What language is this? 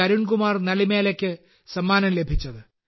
Malayalam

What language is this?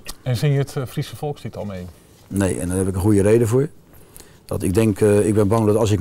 Dutch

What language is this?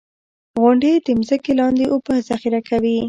Pashto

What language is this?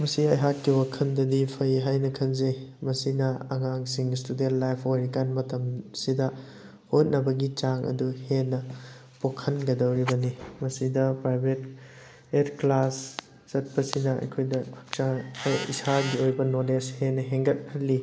Manipuri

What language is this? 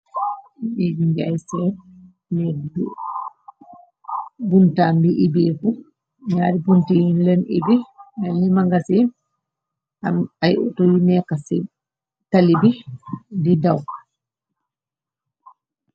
Wolof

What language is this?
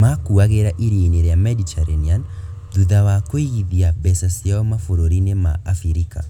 Kikuyu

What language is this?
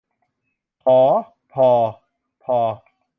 Thai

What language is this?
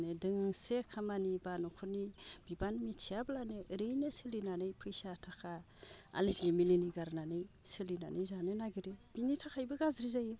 Bodo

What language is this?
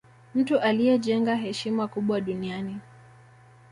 Swahili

